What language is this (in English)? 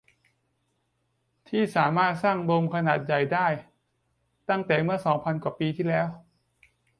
Thai